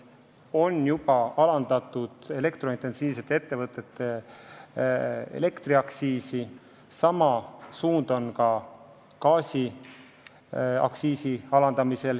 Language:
Estonian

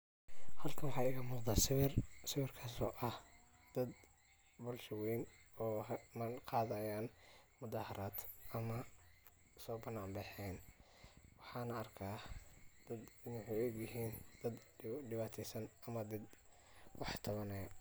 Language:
Somali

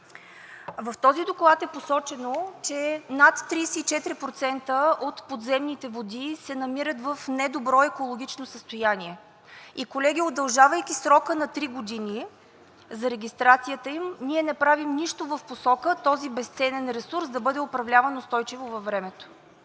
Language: Bulgarian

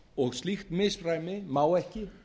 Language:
Icelandic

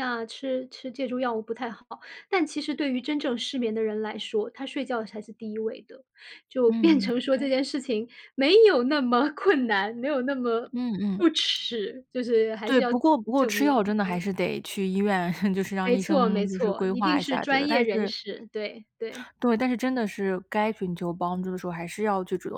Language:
Chinese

